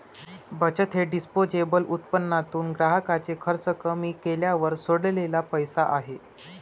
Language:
Marathi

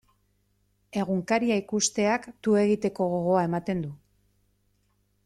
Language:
Basque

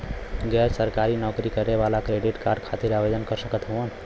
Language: Bhojpuri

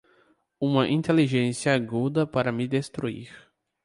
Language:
Portuguese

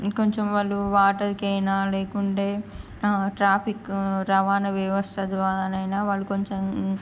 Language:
Telugu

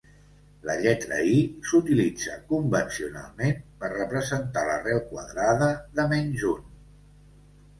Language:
Catalan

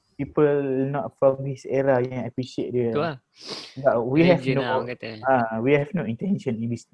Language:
Malay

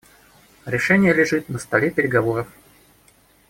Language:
Russian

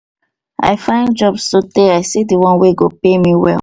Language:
Nigerian Pidgin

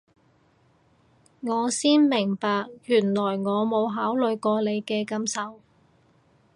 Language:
Cantonese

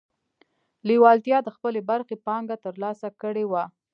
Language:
Pashto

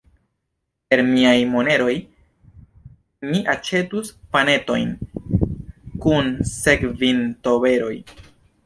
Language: Esperanto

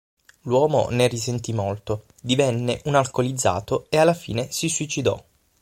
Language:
Italian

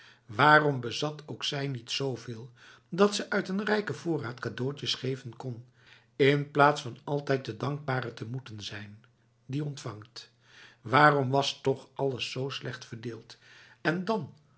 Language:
Dutch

